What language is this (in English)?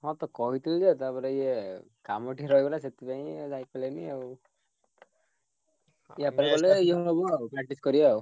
Odia